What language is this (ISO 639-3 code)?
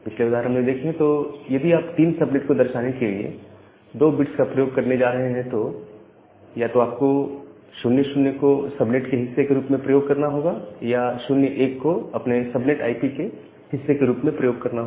hin